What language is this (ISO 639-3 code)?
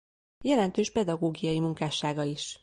hun